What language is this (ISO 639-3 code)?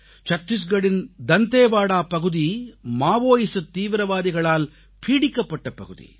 tam